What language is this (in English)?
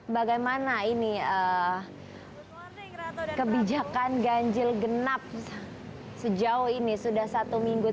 Indonesian